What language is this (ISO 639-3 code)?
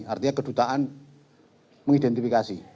ind